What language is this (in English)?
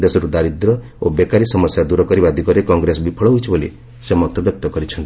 Odia